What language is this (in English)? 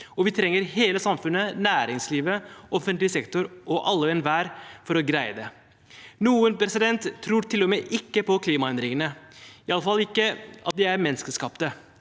Norwegian